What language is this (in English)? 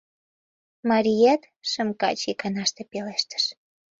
Mari